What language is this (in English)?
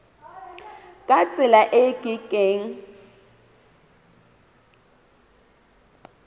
Southern Sotho